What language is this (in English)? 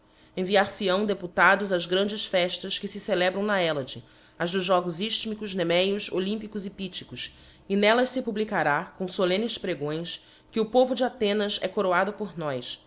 Portuguese